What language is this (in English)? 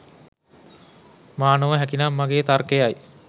Sinhala